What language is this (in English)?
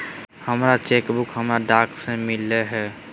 Magahi